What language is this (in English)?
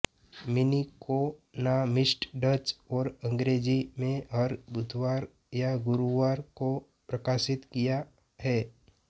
Hindi